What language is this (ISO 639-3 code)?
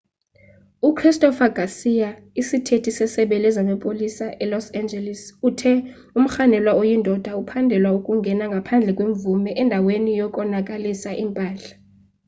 xho